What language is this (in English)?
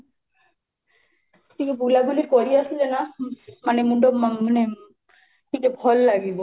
Odia